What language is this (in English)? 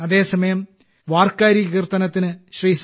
Malayalam